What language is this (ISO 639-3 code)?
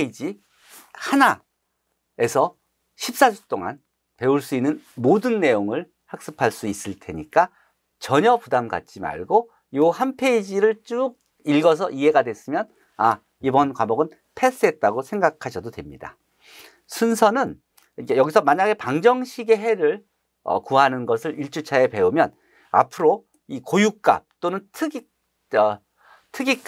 kor